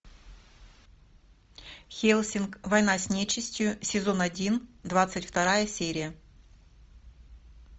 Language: Russian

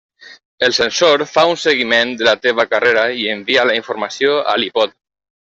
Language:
Catalan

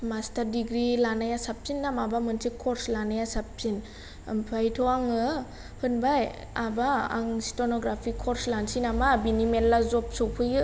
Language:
Bodo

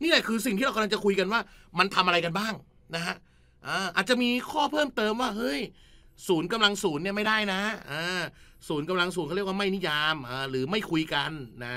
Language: Thai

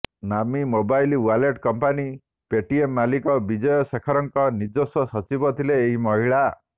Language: Odia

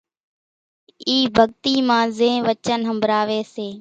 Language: Kachi Koli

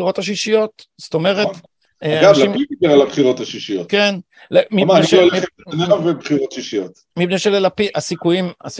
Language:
Hebrew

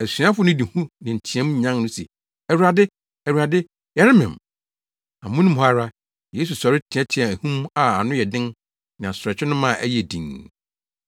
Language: Akan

